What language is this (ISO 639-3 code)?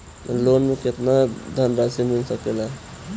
bho